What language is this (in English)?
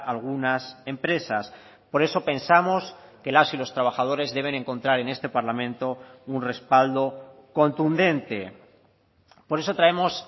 Spanish